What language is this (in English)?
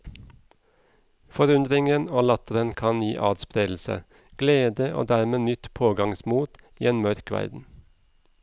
Norwegian